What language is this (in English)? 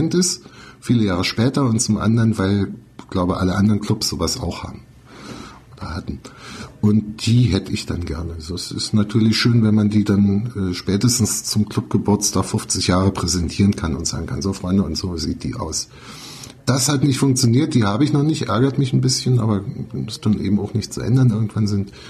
German